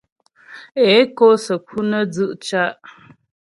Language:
Ghomala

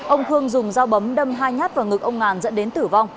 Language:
Vietnamese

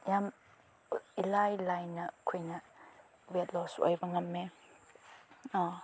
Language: Manipuri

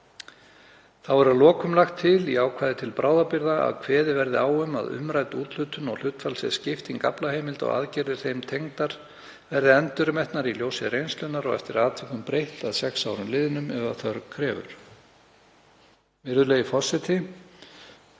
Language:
Icelandic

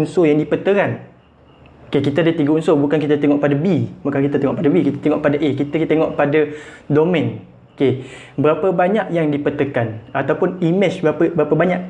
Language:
Malay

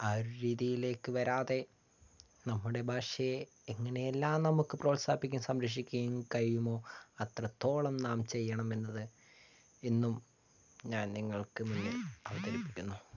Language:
Malayalam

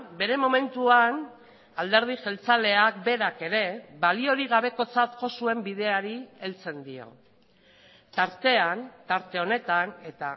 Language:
Basque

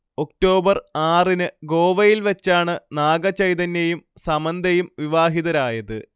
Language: Malayalam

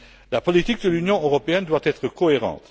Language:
French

